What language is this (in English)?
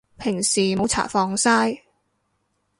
Cantonese